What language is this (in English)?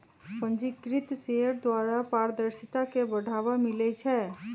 Magahi